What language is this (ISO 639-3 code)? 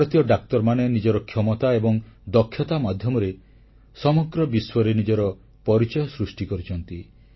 ori